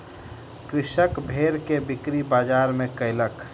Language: Maithili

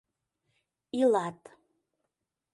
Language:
Mari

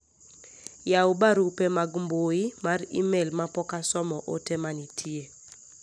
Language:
Luo (Kenya and Tanzania)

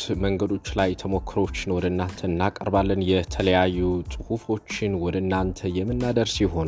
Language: Amharic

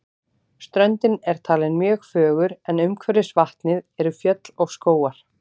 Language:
Icelandic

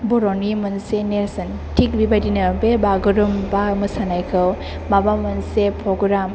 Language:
Bodo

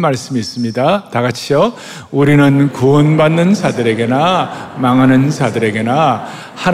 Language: Korean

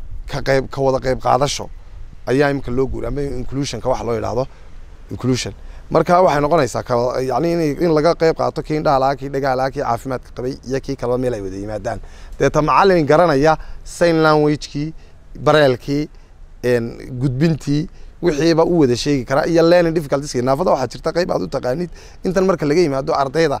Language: Arabic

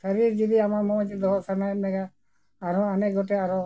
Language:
Santali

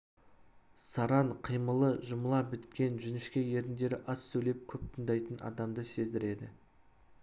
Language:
Kazakh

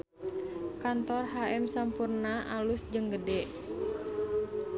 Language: Sundanese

